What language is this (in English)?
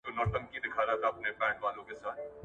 Pashto